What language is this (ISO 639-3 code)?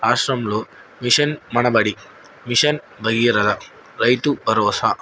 tel